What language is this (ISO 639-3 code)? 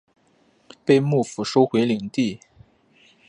zho